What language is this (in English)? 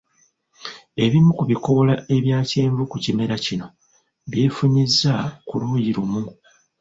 Ganda